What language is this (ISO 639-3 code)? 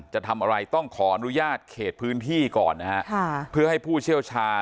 tha